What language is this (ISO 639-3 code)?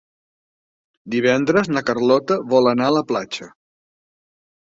cat